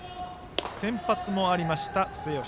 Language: Japanese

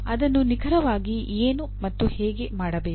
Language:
Kannada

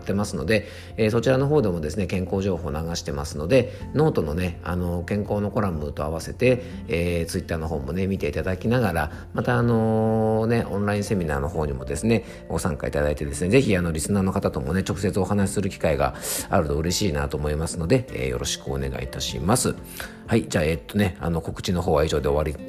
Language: Japanese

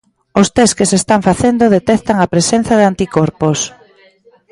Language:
Galician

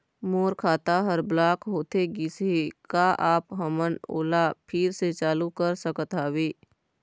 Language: Chhattisgarhi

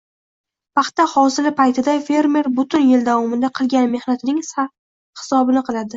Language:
Uzbek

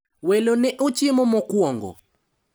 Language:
Luo (Kenya and Tanzania)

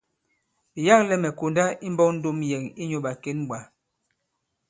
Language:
Bankon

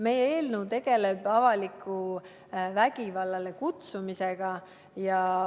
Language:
Estonian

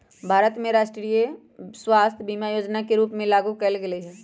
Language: Magahi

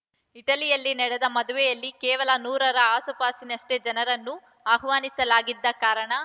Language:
Kannada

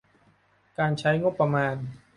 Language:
Thai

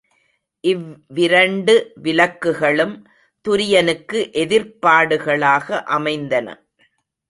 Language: Tamil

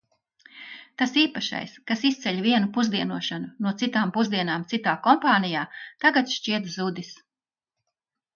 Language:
Latvian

